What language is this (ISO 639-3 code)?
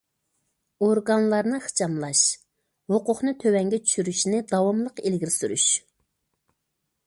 uig